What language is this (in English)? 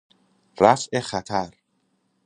Persian